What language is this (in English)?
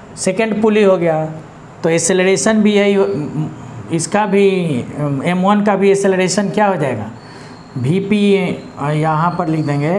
Hindi